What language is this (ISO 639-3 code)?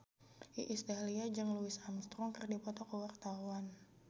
sun